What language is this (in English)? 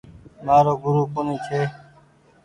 Goaria